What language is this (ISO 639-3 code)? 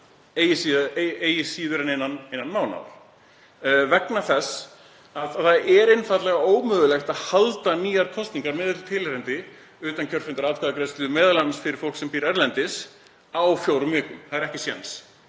isl